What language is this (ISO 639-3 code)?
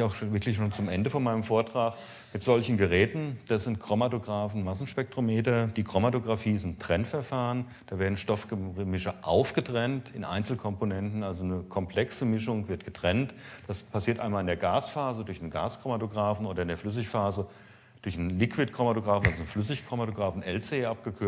deu